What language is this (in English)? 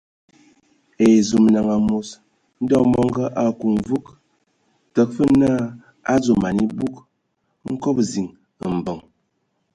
Ewondo